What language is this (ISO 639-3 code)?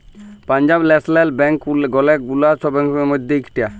ben